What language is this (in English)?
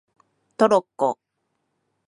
Japanese